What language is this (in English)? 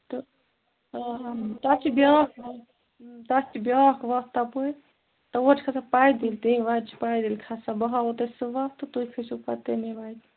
Kashmiri